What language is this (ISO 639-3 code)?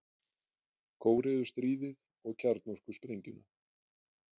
isl